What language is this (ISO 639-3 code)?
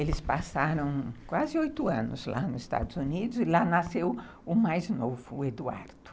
por